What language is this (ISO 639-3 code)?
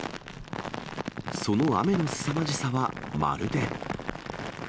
jpn